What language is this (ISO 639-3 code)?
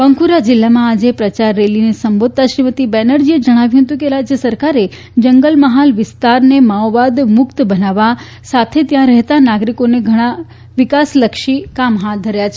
guj